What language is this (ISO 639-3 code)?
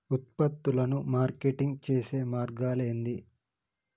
tel